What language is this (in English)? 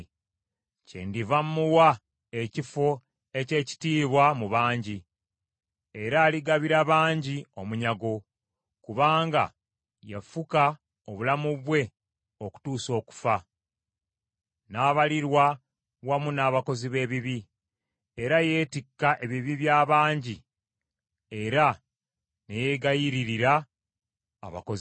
Ganda